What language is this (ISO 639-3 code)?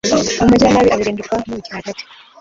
kin